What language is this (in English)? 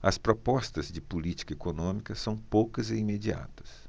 Portuguese